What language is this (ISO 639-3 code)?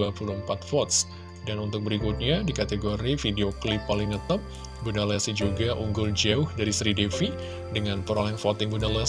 ind